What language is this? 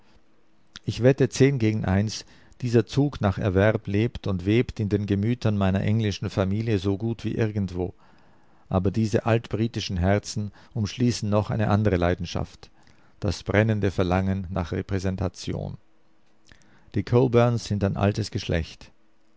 German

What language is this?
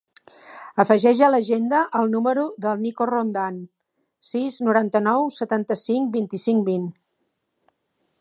Catalan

